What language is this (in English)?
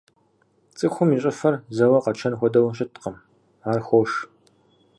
Kabardian